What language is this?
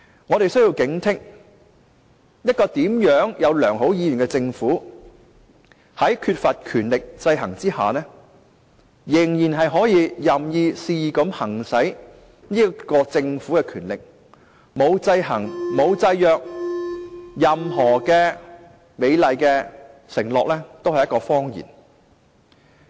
Cantonese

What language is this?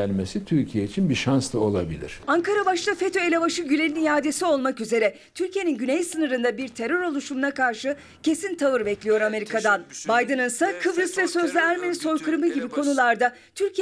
Turkish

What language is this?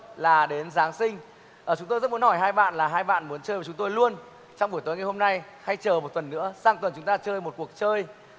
Vietnamese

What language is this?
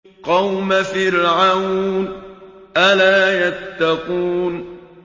Arabic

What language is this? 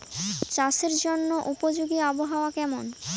Bangla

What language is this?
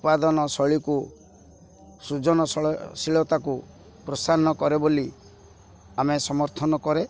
Odia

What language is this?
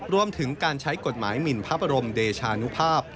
Thai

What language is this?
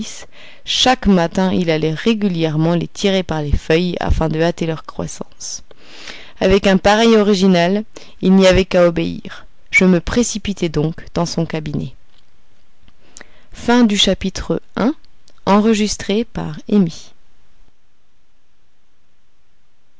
French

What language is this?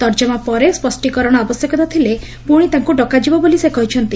Odia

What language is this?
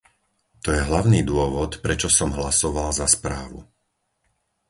Slovak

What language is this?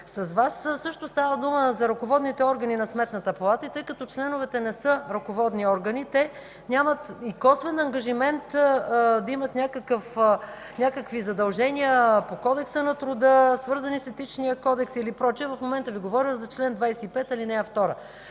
Bulgarian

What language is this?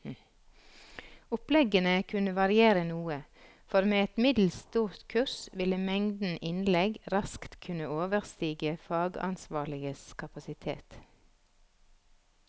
Norwegian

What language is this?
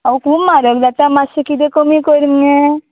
Konkani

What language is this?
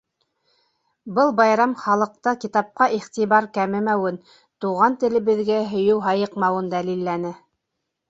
Bashkir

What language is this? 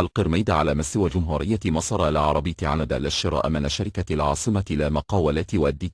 Arabic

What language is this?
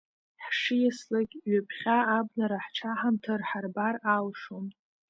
Abkhazian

